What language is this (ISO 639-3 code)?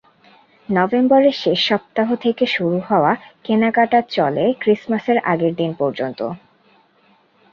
ben